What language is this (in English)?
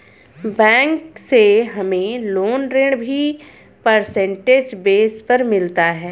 Hindi